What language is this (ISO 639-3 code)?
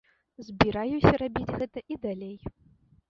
bel